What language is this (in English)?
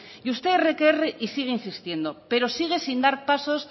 Spanish